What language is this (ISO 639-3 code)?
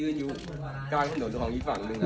tha